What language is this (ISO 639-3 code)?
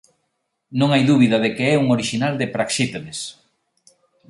glg